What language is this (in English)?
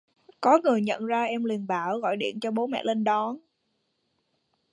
Vietnamese